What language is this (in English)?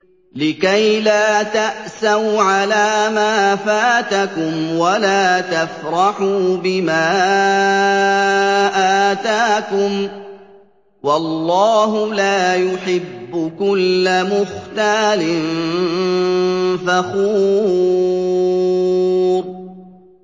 Arabic